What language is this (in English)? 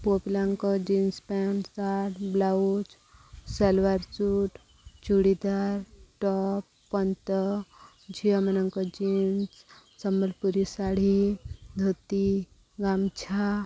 Odia